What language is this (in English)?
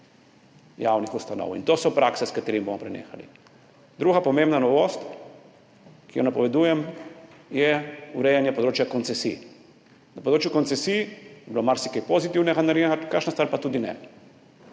Slovenian